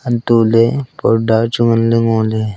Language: Wancho Naga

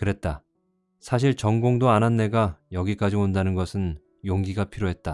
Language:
Korean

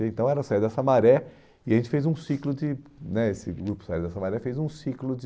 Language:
Portuguese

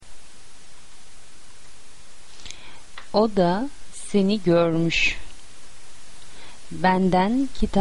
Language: Turkish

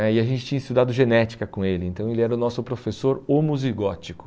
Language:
Portuguese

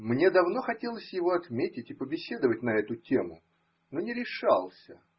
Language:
Russian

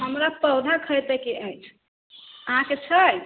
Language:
Maithili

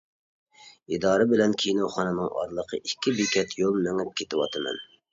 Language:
Uyghur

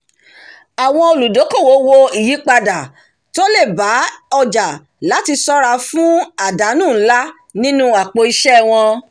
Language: Yoruba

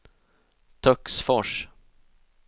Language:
Swedish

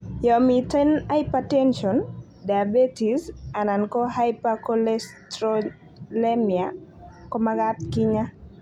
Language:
Kalenjin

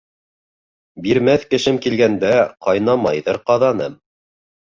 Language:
Bashkir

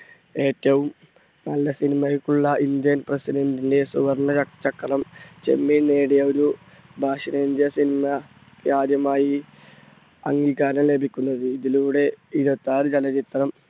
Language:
Malayalam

